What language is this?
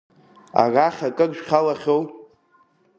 Abkhazian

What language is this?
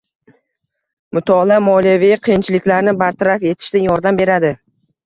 Uzbek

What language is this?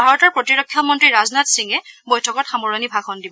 Assamese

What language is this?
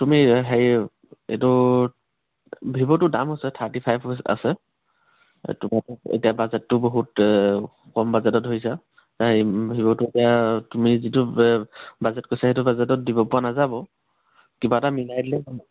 Assamese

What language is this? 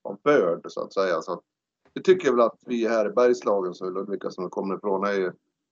Swedish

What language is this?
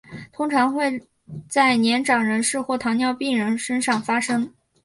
Chinese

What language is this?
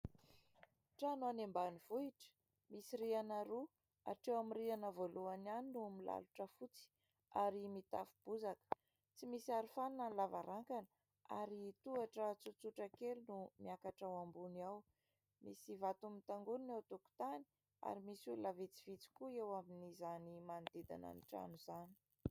Malagasy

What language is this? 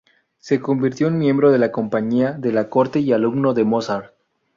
Spanish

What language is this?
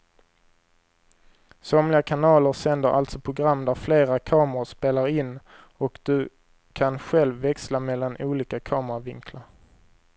Swedish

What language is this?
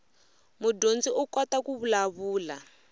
Tsonga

